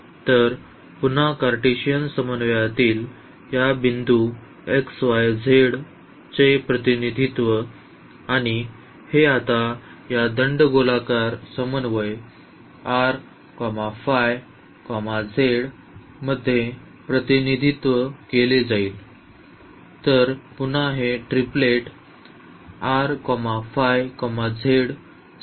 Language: Marathi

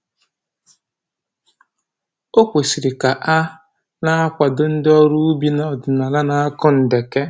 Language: Igbo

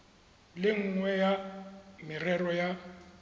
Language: Tswana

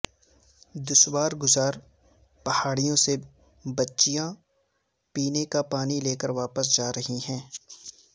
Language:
Urdu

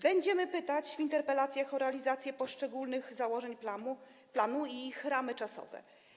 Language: Polish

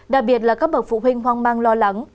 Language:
Vietnamese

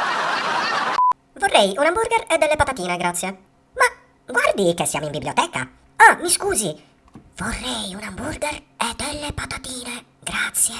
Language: Italian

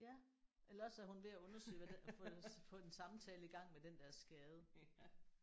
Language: Danish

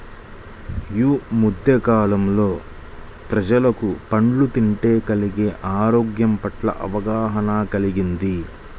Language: Telugu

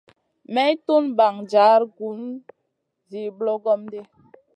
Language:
Masana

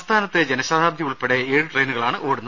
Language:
Malayalam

